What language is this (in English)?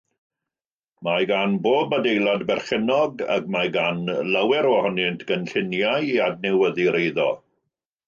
Welsh